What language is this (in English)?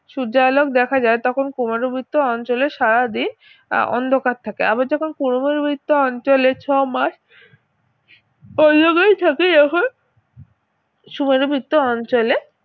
Bangla